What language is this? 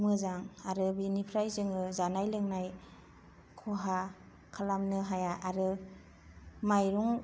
Bodo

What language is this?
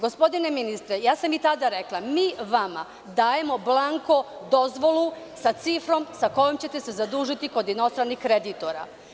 Serbian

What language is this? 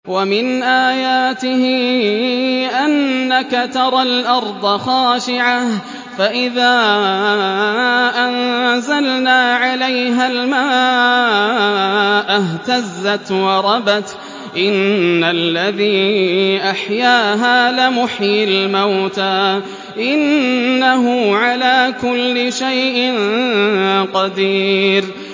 Arabic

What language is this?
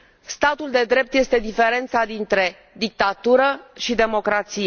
Romanian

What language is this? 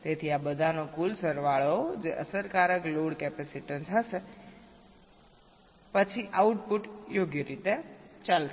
Gujarati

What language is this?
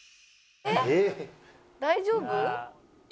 Japanese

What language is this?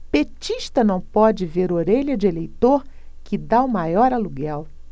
Portuguese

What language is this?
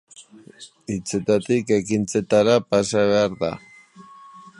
Basque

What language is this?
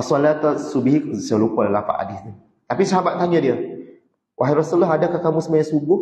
Malay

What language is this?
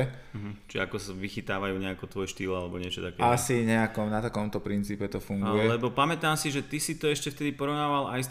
Slovak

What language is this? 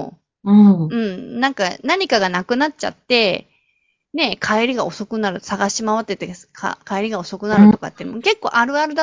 Japanese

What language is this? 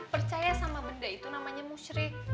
Indonesian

